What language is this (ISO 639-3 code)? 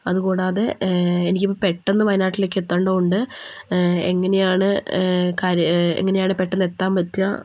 mal